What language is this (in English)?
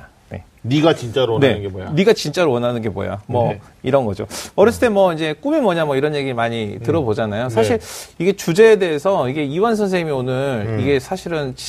Korean